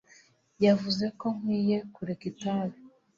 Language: Kinyarwanda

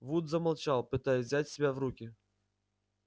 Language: Russian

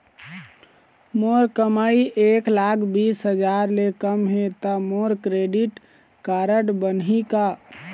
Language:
Chhattisgarhi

